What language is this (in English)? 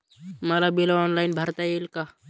Marathi